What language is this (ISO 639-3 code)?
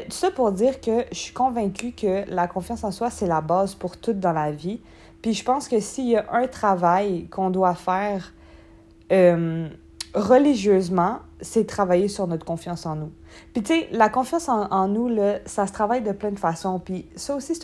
fra